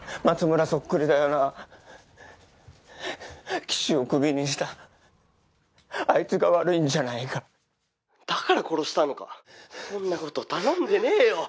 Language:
Japanese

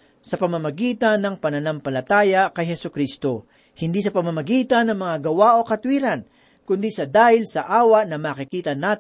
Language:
Filipino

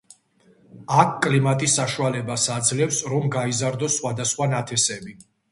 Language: Georgian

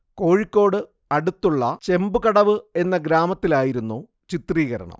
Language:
Malayalam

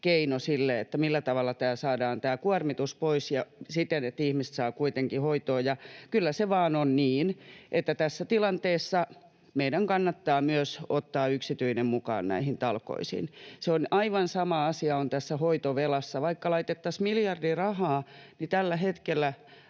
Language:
Finnish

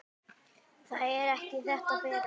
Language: Icelandic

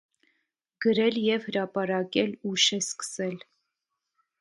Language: Armenian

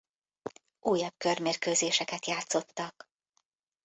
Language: Hungarian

